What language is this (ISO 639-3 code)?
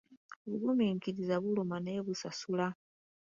lug